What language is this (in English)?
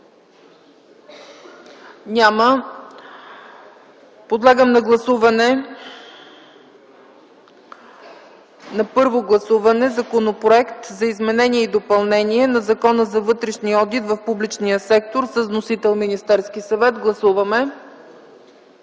Bulgarian